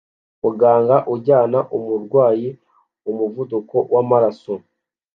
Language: Kinyarwanda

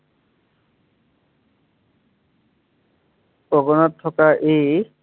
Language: Assamese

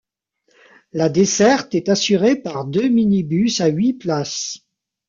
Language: French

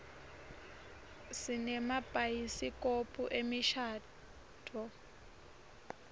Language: Swati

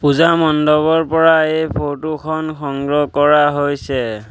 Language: Assamese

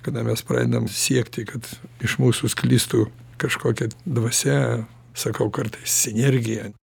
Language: Lithuanian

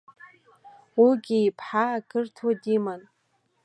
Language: Abkhazian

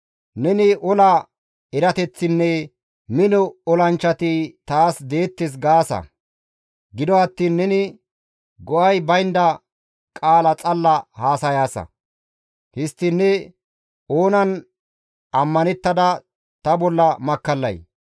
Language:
Gamo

